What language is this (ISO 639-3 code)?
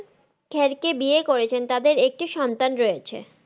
ben